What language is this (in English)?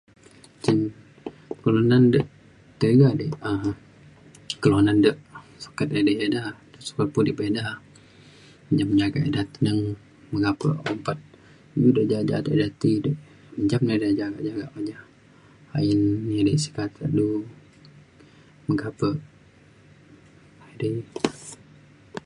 Mainstream Kenyah